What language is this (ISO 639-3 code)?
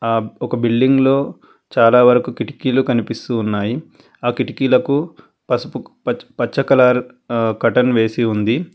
tel